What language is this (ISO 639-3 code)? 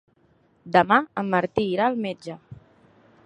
cat